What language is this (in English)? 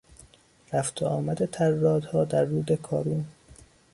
Persian